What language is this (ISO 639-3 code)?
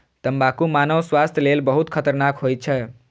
mai